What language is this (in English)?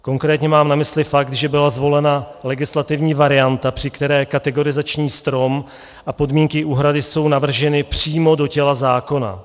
Czech